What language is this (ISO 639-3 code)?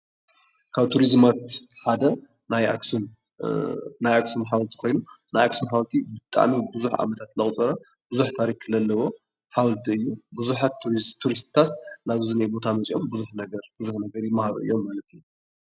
tir